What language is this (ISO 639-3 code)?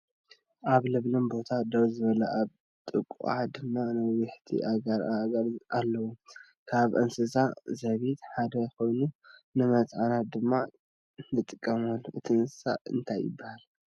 tir